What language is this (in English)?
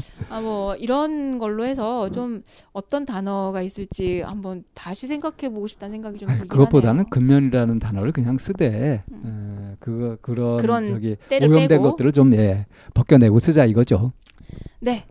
Korean